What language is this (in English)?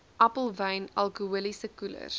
Afrikaans